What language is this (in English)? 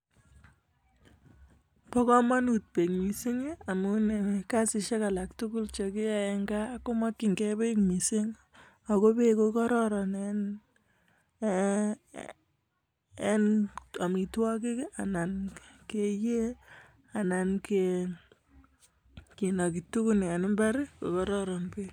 Kalenjin